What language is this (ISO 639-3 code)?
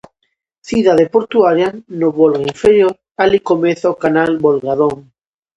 glg